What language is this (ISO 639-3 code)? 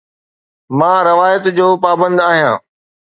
snd